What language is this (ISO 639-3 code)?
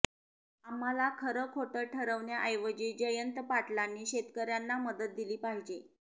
mar